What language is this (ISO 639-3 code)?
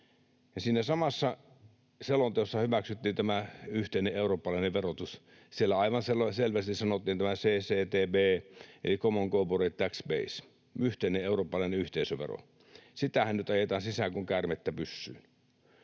fin